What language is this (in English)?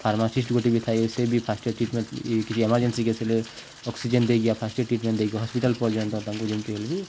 Odia